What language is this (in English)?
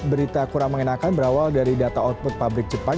Indonesian